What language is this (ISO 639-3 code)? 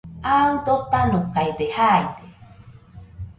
hux